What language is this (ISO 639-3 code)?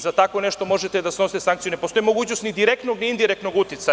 srp